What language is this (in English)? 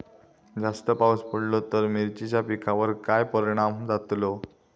Marathi